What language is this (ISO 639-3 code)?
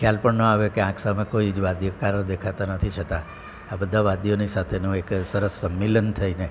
guj